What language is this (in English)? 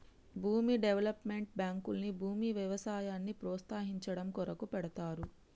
Telugu